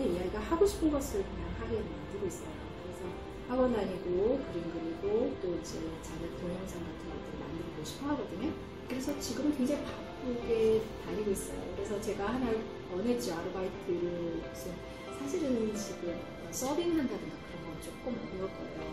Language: Korean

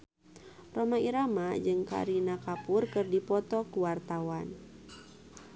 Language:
Sundanese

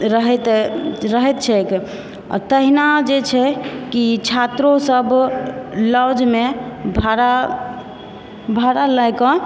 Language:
Maithili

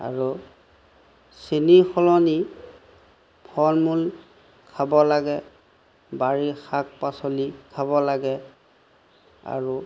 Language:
Assamese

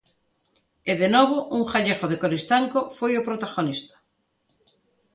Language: Galician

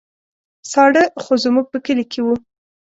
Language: Pashto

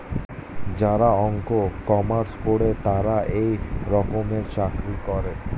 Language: Bangla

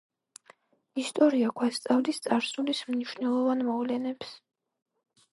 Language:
Georgian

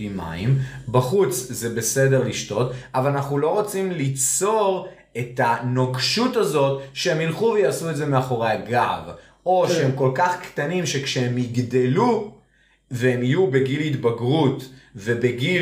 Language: Hebrew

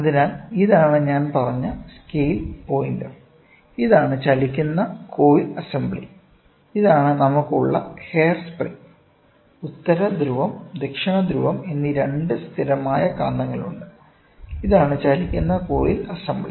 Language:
Malayalam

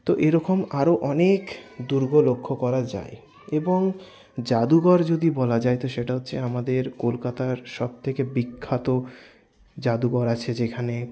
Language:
Bangla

